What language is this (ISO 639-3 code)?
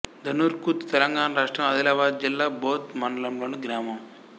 tel